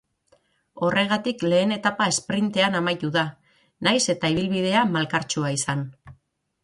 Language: Basque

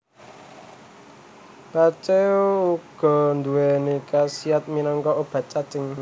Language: Javanese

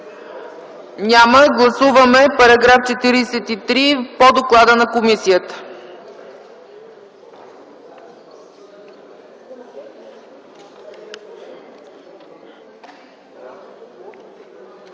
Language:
Bulgarian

